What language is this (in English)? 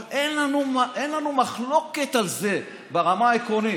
Hebrew